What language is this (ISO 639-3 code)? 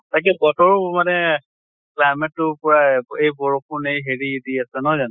asm